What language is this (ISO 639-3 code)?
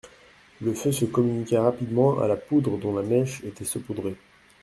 fra